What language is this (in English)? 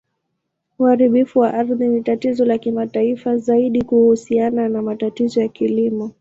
Swahili